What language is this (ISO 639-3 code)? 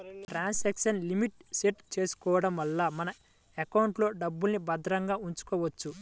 tel